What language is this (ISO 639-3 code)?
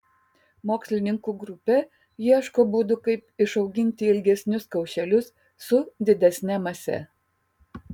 lit